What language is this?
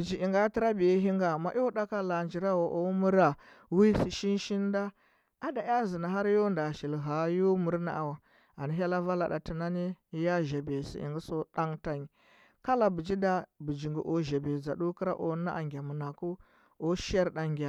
Huba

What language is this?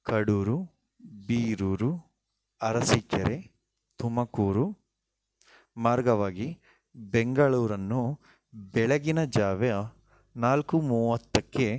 Kannada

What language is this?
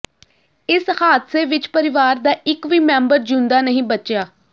Punjabi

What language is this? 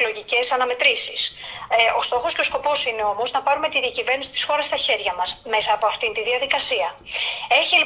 Greek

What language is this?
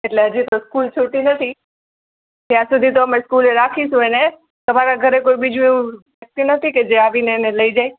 Gujarati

